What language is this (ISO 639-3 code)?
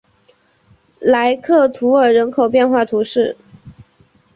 zho